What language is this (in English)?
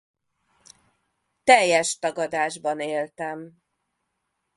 Hungarian